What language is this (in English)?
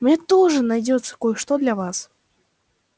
Russian